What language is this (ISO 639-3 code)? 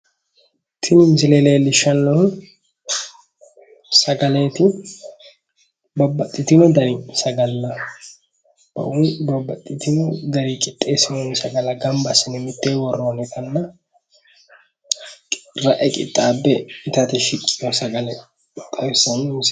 sid